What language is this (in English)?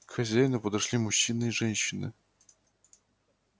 Russian